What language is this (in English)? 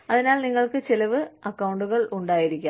Malayalam